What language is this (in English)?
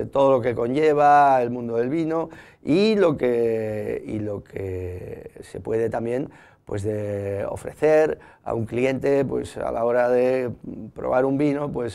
Spanish